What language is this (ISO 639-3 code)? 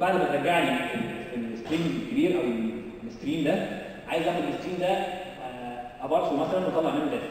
ara